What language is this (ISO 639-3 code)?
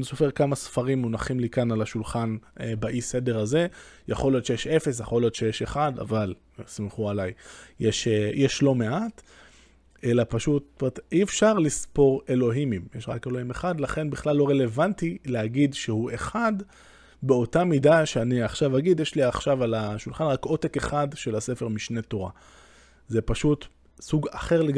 heb